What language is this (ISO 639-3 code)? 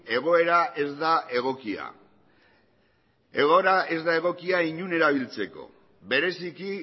eus